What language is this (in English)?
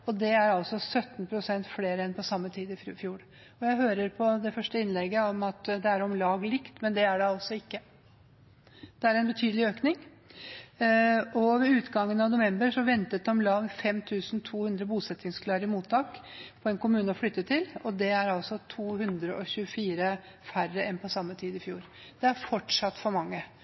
Norwegian Bokmål